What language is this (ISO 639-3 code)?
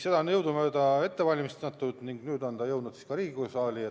est